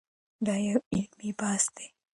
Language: Pashto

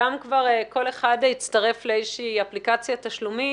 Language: Hebrew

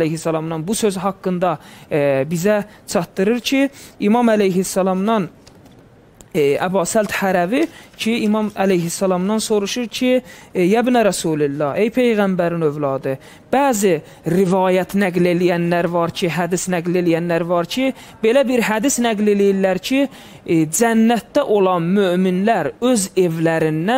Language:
Turkish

